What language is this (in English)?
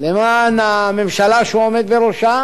Hebrew